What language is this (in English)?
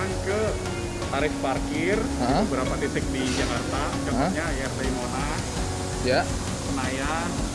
Indonesian